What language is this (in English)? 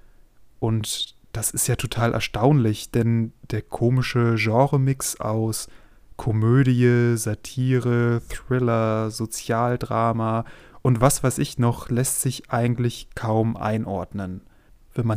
German